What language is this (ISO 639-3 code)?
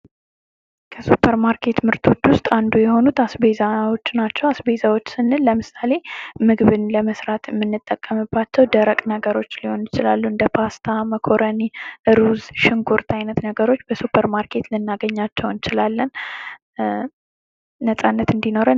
amh